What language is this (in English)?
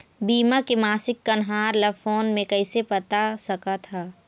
Chhattisgarhi